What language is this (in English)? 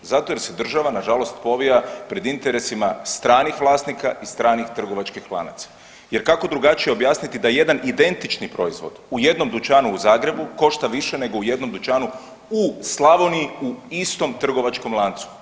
Croatian